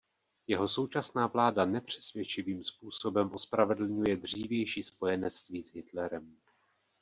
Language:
Czech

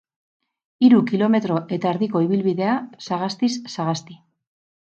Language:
Basque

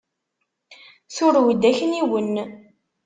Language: Kabyle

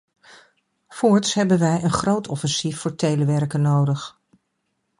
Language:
Dutch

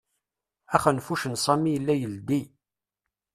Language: Kabyle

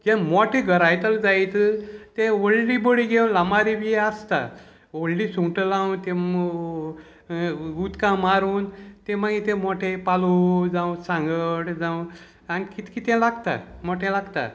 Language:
Konkani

